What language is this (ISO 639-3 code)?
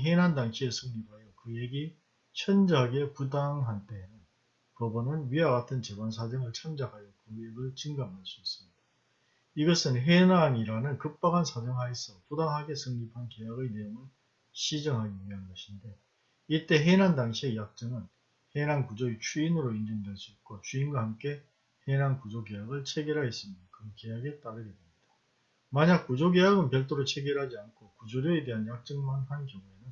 kor